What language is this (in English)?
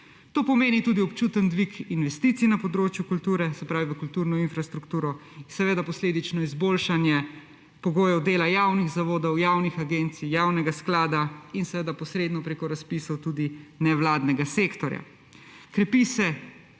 Slovenian